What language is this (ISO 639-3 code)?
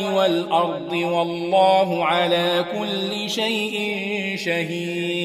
ara